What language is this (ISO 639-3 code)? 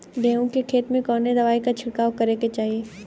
bho